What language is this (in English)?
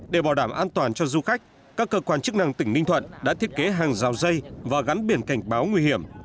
Vietnamese